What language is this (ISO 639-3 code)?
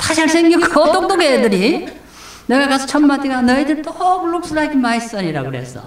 kor